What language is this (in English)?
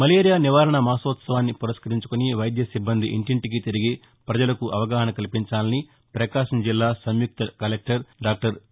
Telugu